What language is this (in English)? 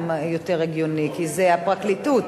Hebrew